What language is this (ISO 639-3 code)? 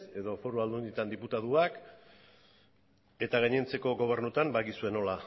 eus